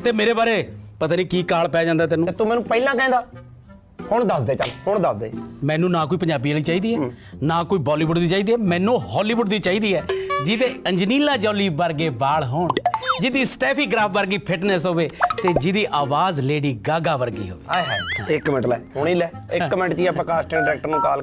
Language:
Punjabi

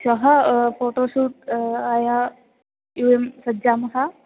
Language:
Sanskrit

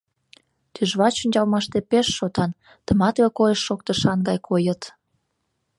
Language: Mari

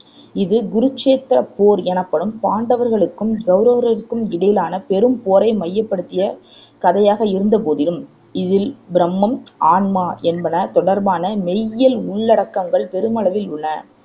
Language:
Tamil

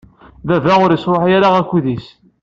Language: Kabyle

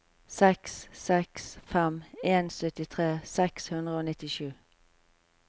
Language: Norwegian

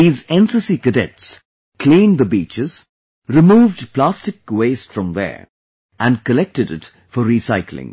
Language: English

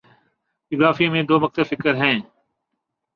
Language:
Urdu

